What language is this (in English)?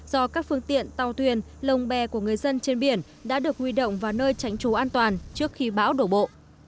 Vietnamese